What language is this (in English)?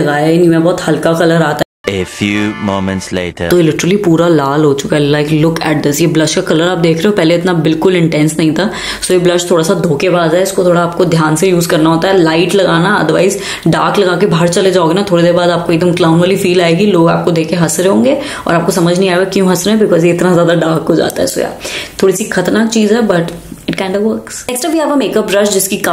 Hindi